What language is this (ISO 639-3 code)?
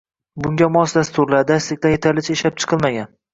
uzb